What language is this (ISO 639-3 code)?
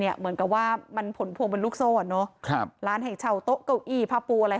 tha